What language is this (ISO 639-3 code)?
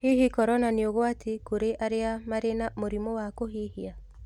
kik